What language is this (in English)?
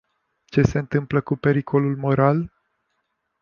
Romanian